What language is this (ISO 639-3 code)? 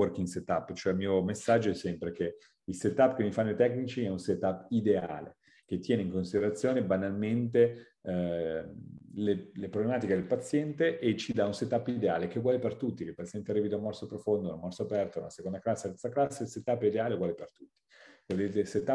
ita